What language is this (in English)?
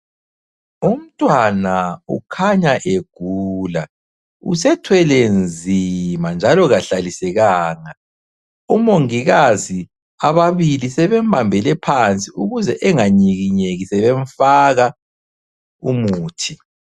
North Ndebele